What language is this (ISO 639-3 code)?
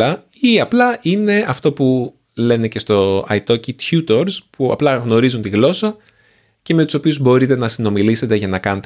ell